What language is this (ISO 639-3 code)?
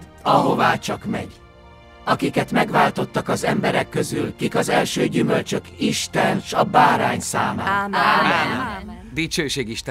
hun